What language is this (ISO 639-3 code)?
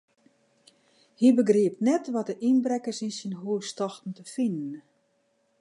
fry